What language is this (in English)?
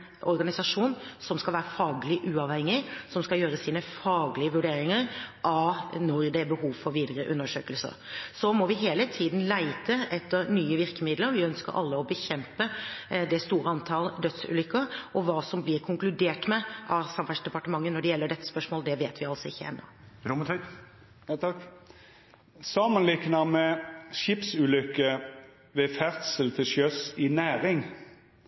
Norwegian